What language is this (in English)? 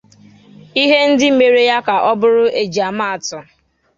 Igbo